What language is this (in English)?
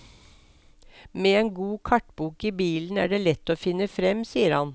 Norwegian